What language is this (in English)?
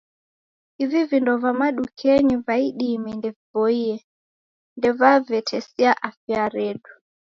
Taita